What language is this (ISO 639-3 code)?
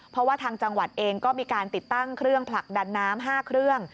tha